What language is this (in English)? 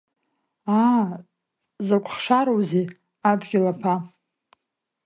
Abkhazian